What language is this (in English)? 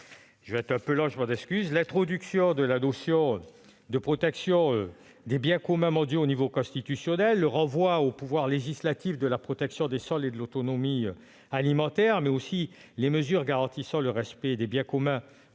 French